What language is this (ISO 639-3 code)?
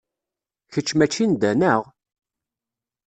kab